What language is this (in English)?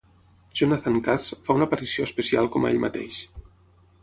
Catalan